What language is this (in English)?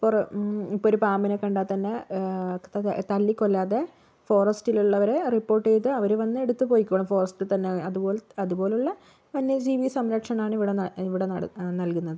Malayalam